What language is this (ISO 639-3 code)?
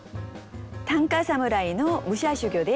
jpn